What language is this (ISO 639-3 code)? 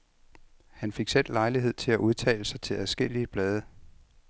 dan